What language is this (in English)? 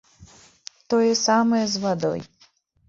Belarusian